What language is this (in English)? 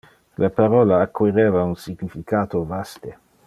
Interlingua